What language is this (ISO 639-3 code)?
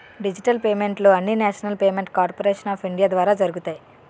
tel